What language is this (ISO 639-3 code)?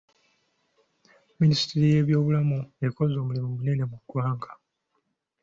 lug